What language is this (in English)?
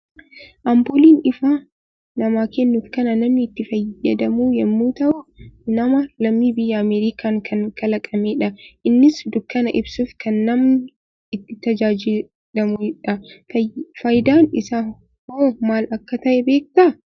Oromo